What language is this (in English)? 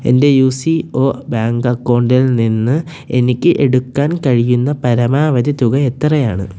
Malayalam